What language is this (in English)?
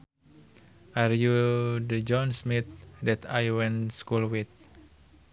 Sundanese